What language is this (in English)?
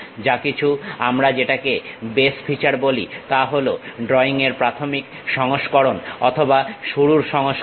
Bangla